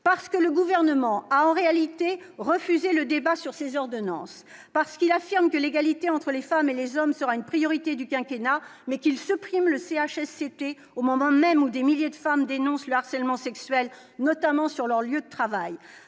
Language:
French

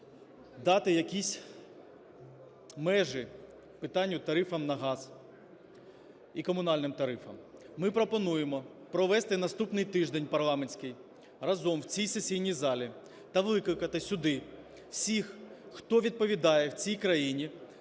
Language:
Ukrainian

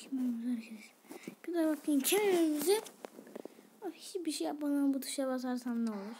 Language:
Turkish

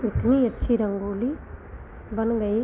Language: Hindi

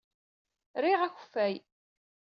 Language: Kabyle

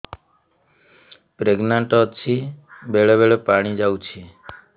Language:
Odia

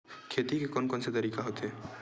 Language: Chhattisgarhi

